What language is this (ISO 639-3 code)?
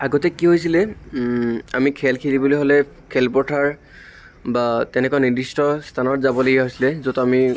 asm